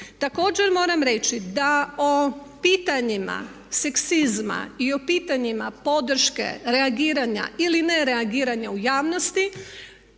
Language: Croatian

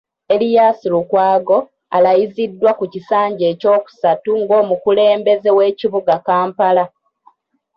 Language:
Ganda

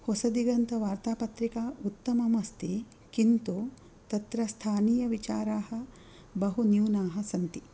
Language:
Sanskrit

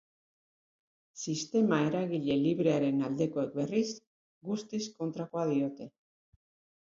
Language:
Basque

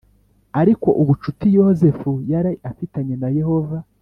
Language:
Kinyarwanda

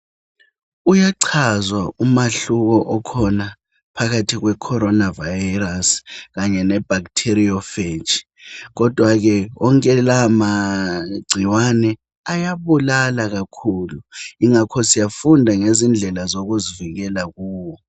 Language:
North Ndebele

